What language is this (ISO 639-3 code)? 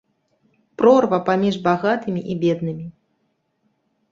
bel